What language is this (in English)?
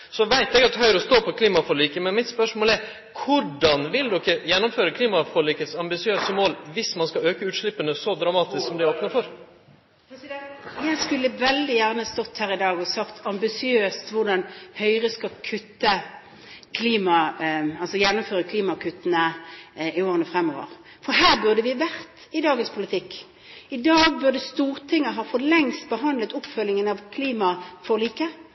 Norwegian